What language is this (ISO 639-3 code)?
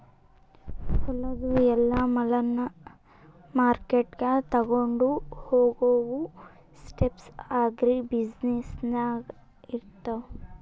kan